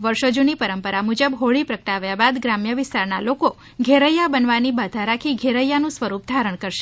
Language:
Gujarati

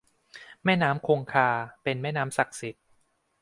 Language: Thai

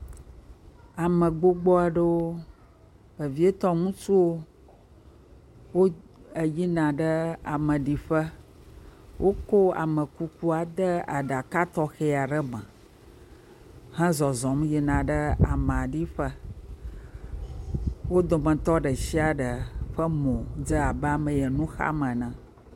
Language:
Ewe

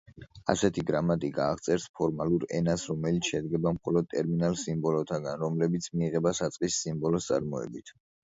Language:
Georgian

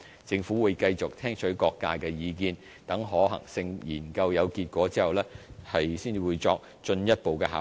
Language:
Cantonese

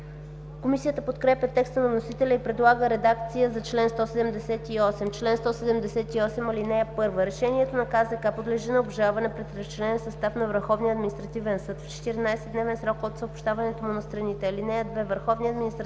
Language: Bulgarian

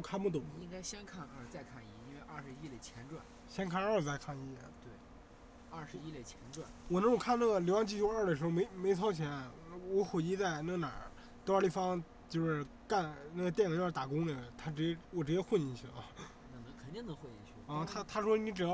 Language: Chinese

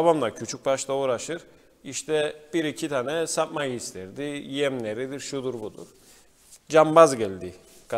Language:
Turkish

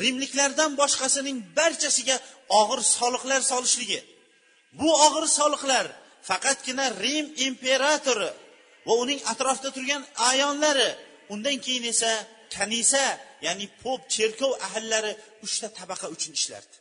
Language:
Bulgarian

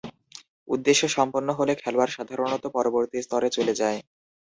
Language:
Bangla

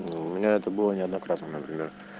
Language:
Russian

